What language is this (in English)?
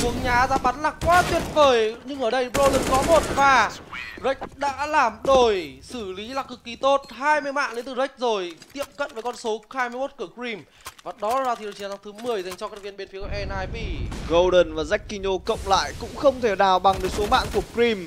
Vietnamese